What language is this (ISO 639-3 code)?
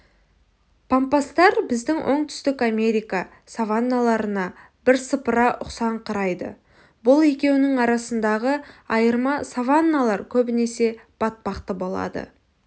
kaz